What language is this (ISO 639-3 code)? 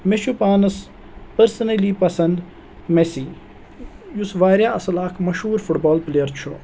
kas